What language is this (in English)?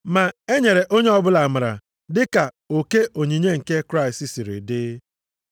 Igbo